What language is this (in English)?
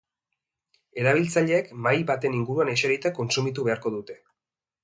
Basque